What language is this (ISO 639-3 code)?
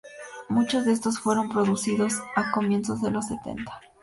spa